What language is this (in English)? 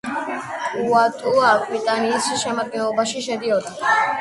Georgian